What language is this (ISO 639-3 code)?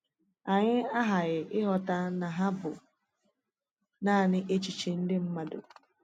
ibo